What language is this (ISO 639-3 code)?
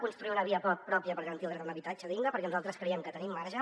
cat